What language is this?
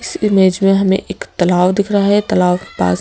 Hindi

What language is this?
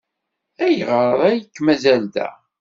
Kabyle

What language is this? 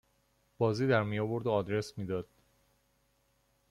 Persian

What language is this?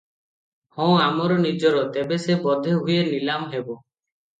Odia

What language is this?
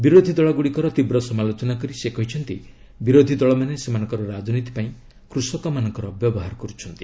Odia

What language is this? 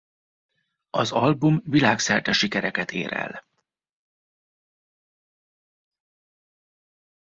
Hungarian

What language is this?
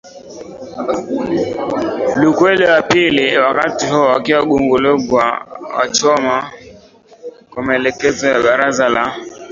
Swahili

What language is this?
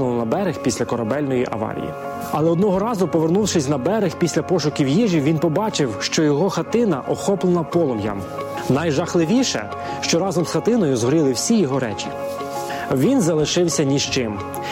Ukrainian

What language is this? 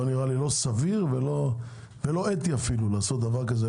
Hebrew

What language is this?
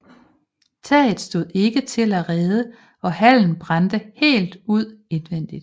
Danish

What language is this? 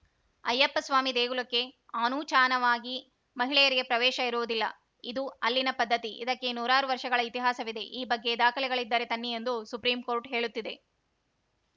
Kannada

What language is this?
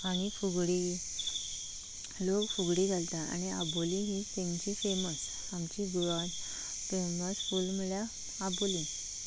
Konkani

